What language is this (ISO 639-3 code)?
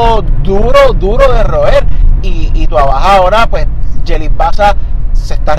spa